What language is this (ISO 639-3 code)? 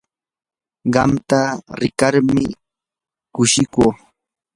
qur